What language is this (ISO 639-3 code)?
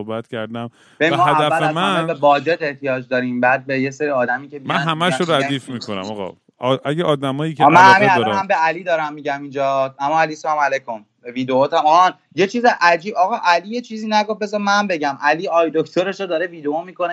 fas